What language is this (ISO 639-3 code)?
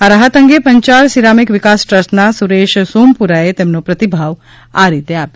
guj